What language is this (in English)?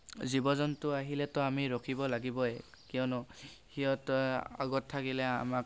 Assamese